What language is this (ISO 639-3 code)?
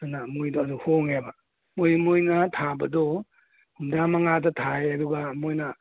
mni